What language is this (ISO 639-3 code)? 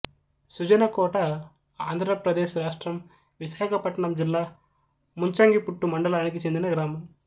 tel